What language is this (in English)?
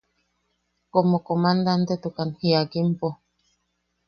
Yaqui